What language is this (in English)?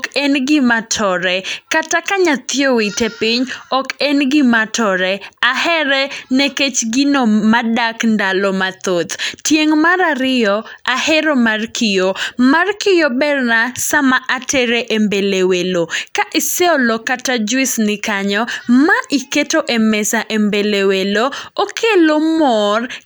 Luo (Kenya and Tanzania)